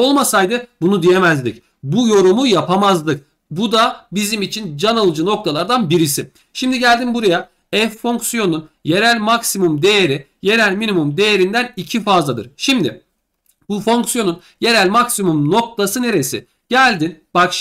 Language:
Turkish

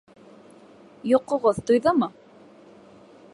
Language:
Bashkir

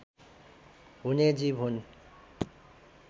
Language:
Nepali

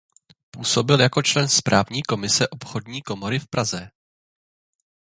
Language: Czech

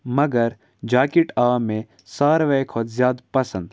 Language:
Kashmiri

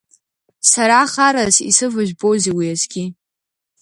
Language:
Abkhazian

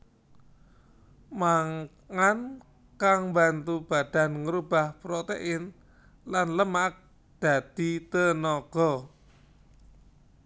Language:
Javanese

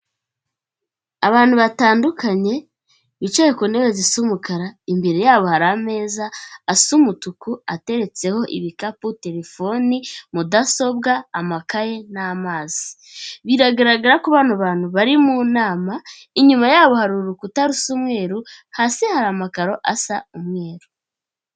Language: Kinyarwanda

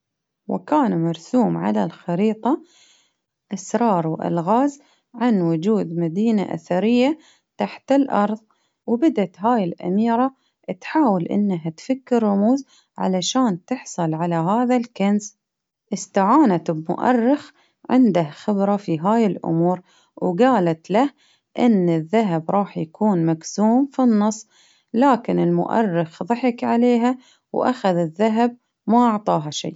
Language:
Baharna Arabic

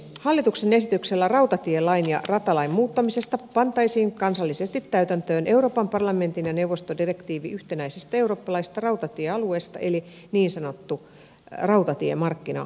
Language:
Finnish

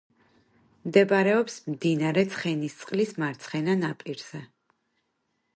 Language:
Georgian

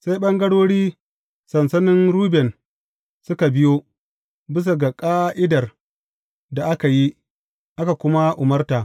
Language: Hausa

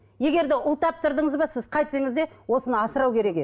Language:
Kazakh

